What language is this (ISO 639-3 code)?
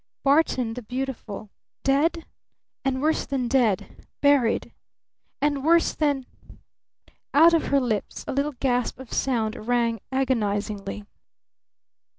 eng